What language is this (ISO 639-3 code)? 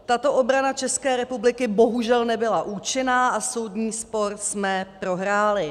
ces